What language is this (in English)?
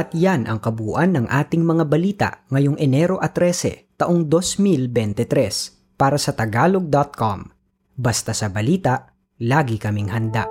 Filipino